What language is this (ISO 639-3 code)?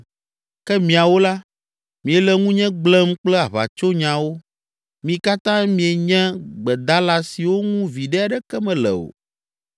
ewe